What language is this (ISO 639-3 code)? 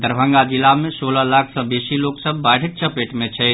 mai